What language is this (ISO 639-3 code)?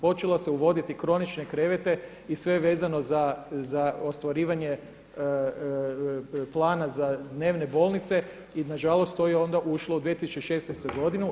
hrv